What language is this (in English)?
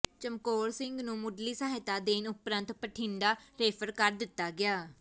Punjabi